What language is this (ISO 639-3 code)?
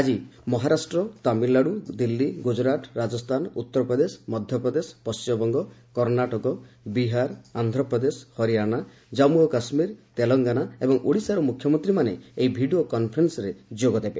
ori